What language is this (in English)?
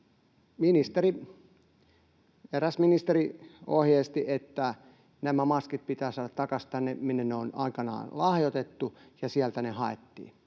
Finnish